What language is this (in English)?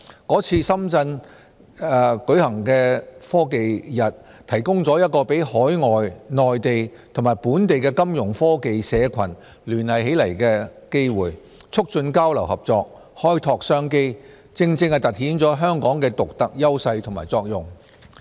Cantonese